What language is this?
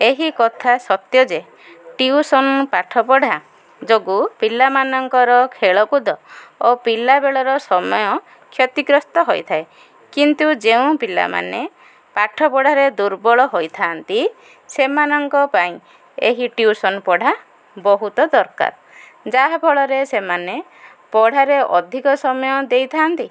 Odia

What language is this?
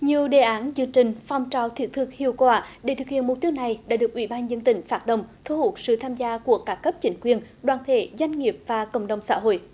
Vietnamese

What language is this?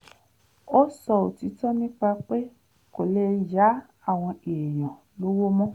Yoruba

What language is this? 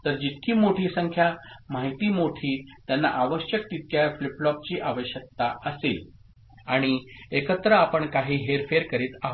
Marathi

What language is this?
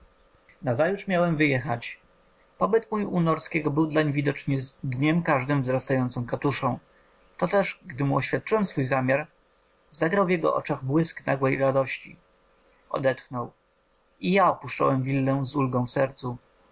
Polish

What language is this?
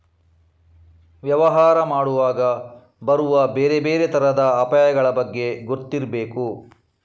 Kannada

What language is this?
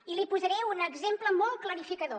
Catalan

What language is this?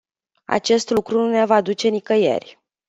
Romanian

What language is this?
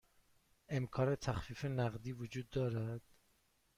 Persian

